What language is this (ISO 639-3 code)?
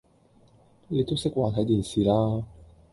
yue